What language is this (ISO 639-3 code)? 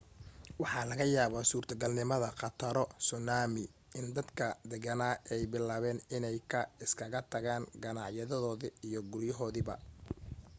som